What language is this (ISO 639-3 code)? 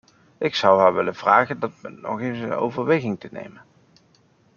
nld